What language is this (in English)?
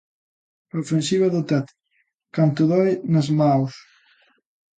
Galician